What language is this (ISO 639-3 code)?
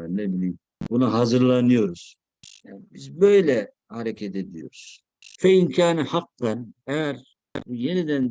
tur